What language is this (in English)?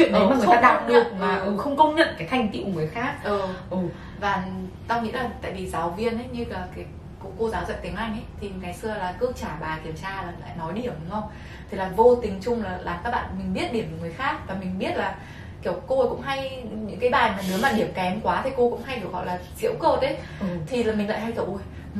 Vietnamese